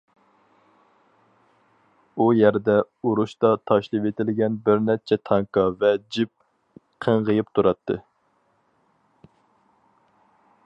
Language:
Uyghur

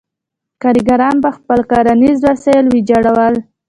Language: Pashto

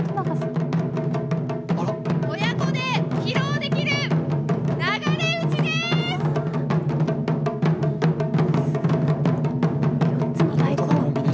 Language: Japanese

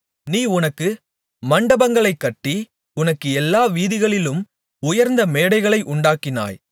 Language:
Tamil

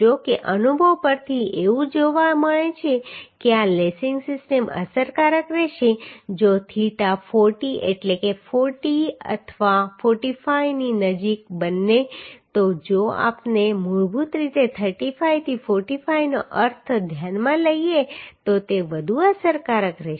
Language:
Gujarati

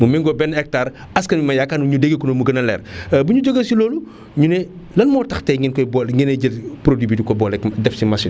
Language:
Wolof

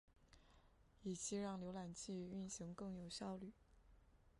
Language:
Chinese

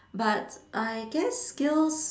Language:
English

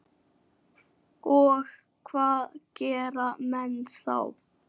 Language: Icelandic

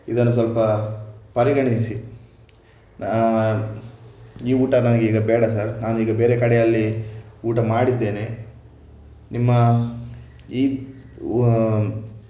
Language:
Kannada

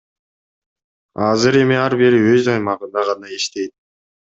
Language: Kyrgyz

